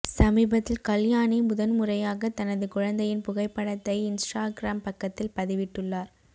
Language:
Tamil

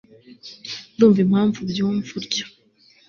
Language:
Kinyarwanda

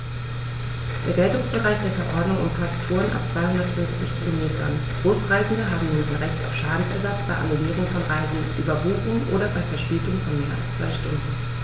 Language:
German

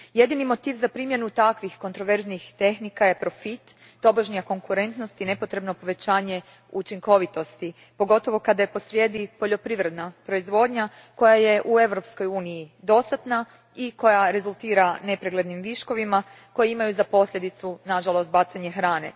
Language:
Croatian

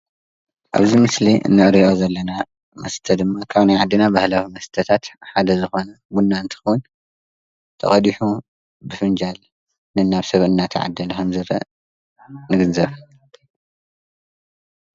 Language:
Tigrinya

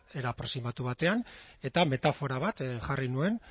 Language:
Basque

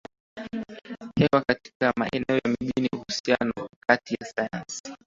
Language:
Swahili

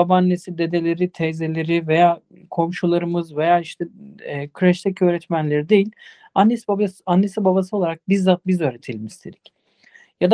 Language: Turkish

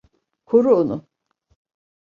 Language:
Turkish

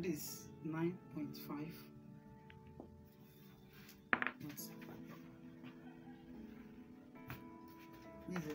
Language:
English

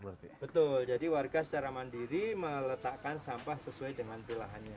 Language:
Indonesian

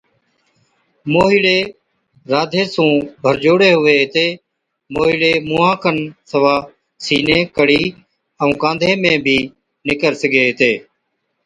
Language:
Od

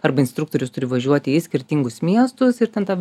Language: Lithuanian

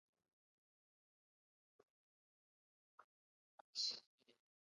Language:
Swahili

